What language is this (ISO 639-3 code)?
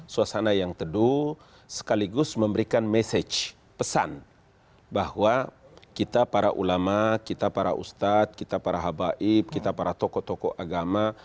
ind